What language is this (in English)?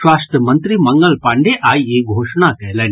Maithili